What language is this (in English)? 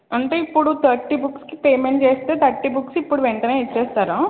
Telugu